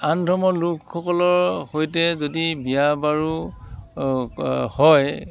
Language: Assamese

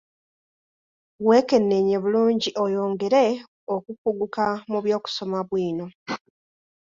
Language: Ganda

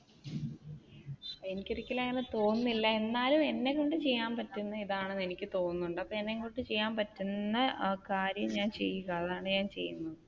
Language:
Malayalam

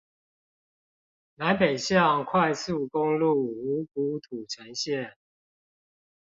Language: Chinese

